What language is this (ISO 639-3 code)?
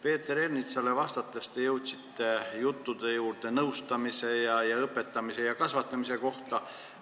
est